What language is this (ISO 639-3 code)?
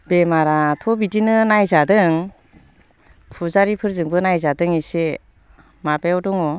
brx